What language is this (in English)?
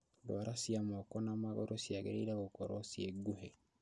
Kikuyu